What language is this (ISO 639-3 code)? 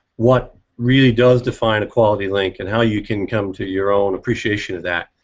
eng